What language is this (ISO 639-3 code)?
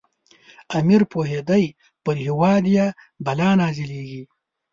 pus